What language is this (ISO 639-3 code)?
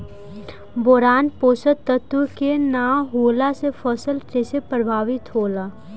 bho